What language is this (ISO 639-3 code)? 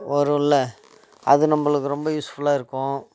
tam